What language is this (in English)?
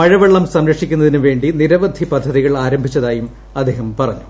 Malayalam